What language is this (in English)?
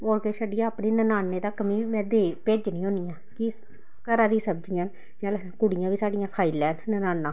Dogri